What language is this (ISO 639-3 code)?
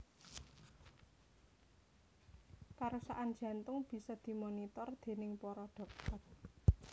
jav